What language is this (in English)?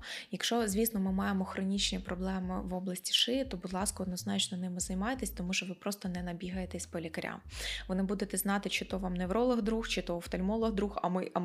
Ukrainian